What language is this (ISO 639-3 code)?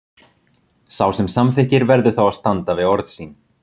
isl